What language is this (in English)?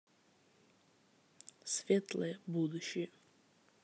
Russian